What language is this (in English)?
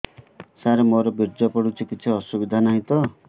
Odia